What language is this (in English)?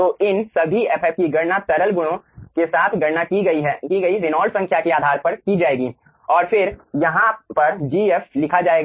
Hindi